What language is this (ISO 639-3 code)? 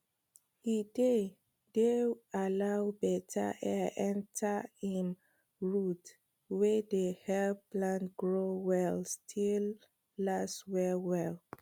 pcm